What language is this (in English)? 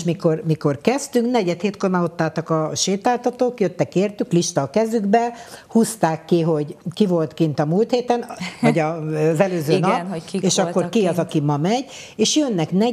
Hungarian